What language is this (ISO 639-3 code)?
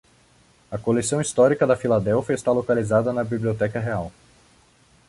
por